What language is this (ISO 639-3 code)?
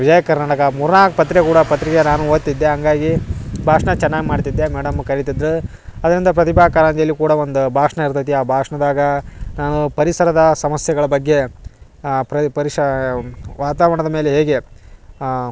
kan